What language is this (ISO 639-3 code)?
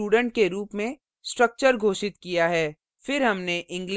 hin